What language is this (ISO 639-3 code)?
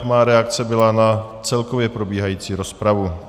ces